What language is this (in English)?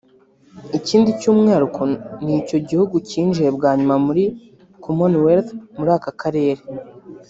Kinyarwanda